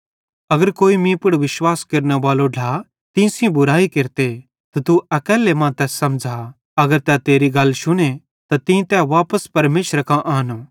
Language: Bhadrawahi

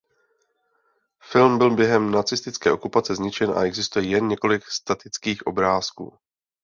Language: Czech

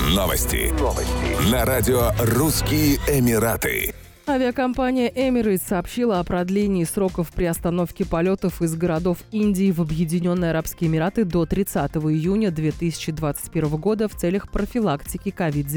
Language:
Russian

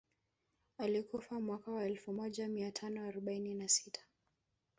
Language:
Swahili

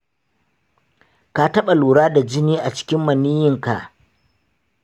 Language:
Hausa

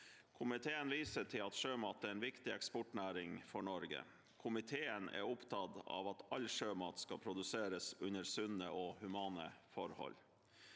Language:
Norwegian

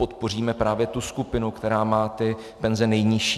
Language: Czech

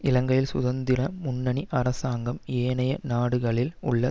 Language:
Tamil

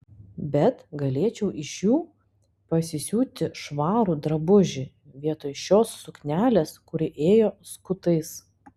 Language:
Lithuanian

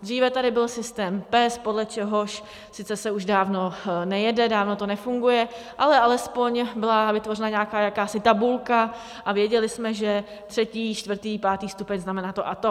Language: Czech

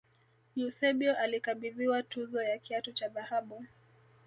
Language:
Swahili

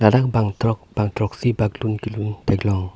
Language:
Karbi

